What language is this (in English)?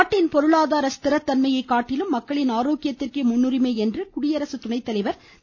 Tamil